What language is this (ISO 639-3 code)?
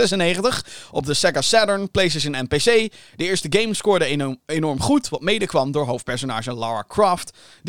nld